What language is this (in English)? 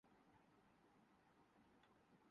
Urdu